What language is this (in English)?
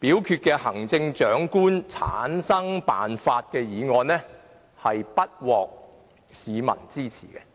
Cantonese